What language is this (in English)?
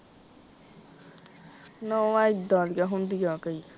Punjabi